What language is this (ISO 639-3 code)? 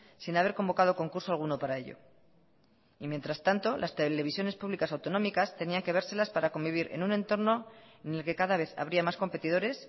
spa